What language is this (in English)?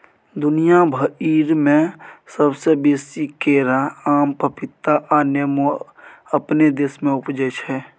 Maithili